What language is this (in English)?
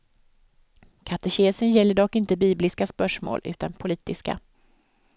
Swedish